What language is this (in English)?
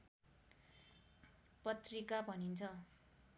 Nepali